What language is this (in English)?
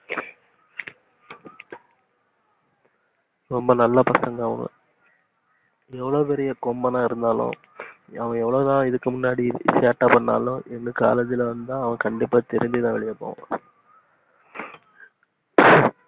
Tamil